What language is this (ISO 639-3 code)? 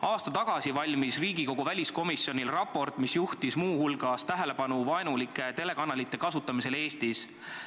est